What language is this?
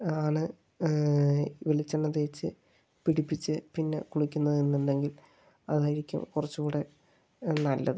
Malayalam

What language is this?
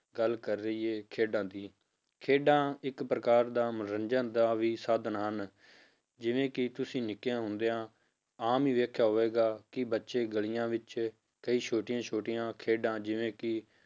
Punjabi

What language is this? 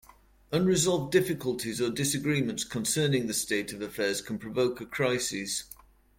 English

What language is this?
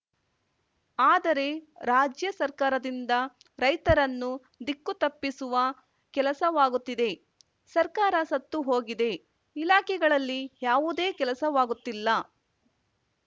Kannada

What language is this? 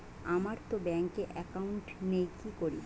Bangla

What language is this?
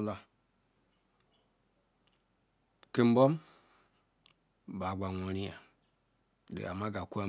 Ikwere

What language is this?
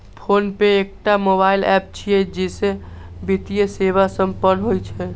Maithili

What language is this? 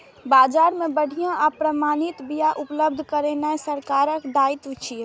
Maithili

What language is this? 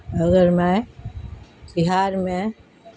Urdu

